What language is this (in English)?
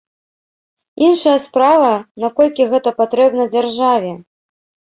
Belarusian